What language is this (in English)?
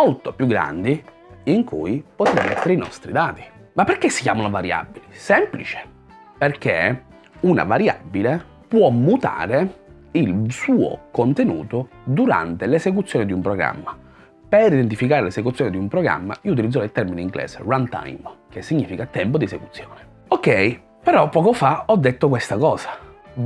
Italian